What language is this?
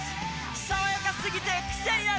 Japanese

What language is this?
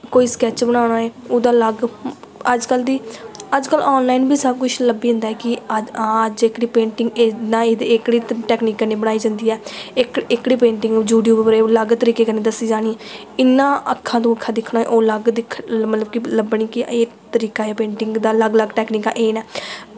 Dogri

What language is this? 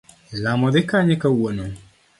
Luo (Kenya and Tanzania)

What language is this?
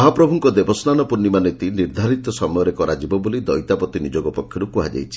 Odia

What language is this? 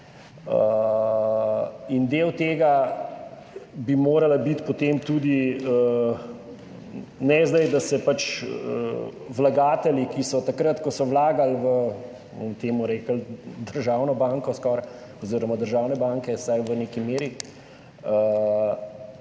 Slovenian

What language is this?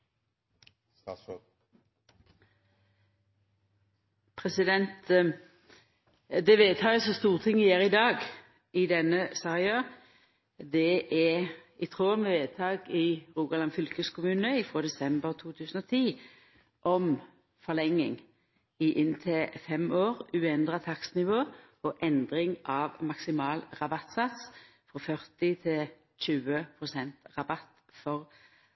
Norwegian Nynorsk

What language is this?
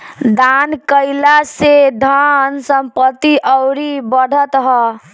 Bhojpuri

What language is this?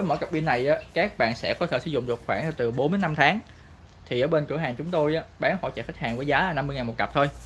Vietnamese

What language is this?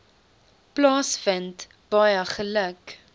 Afrikaans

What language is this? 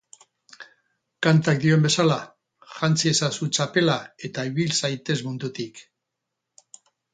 Basque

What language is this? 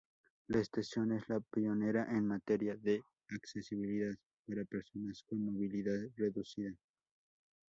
Spanish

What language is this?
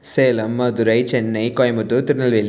Tamil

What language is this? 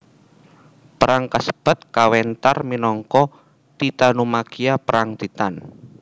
Javanese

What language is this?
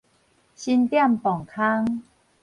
Min Nan Chinese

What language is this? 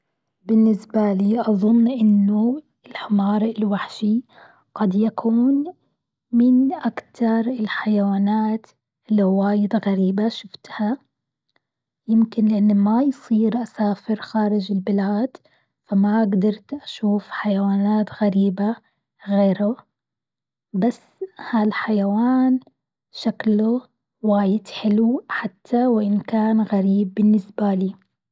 Gulf Arabic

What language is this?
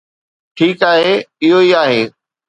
Sindhi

